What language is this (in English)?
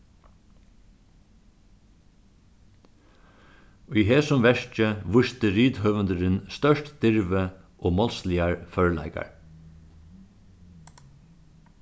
Faroese